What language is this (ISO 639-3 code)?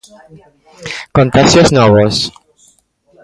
glg